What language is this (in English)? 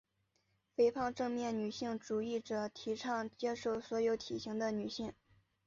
Chinese